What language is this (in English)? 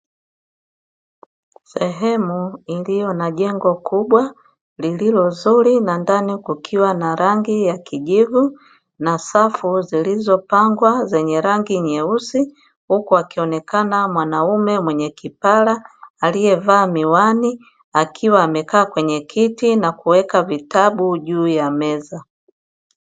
Swahili